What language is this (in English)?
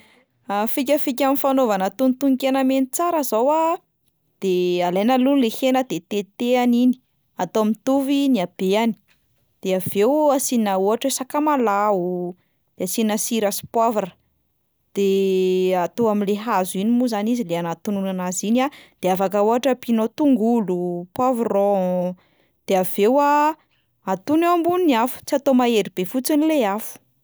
Malagasy